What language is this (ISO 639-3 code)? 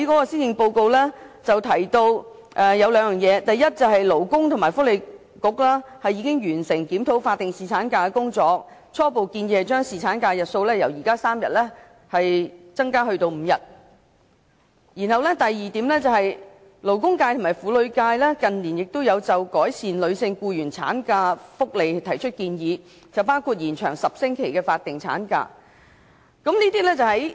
yue